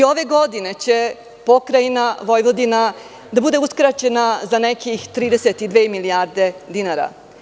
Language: Serbian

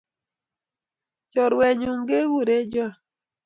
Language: Kalenjin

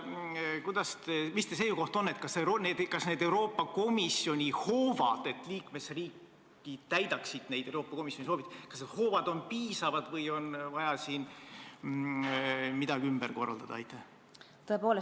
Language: Estonian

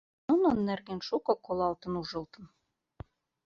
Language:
Mari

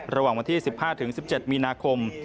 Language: Thai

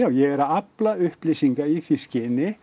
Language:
Icelandic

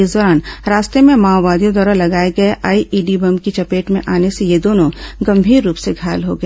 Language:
Hindi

